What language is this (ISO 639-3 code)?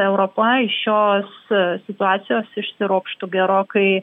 lit